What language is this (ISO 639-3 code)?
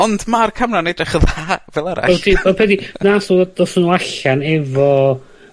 cym